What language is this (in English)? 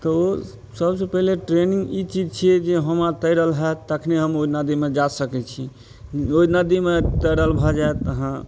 Maithili